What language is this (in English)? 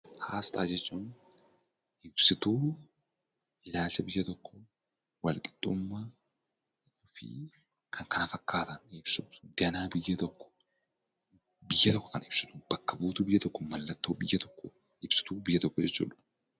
Oromo